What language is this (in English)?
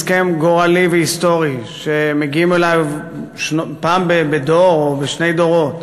Hebrew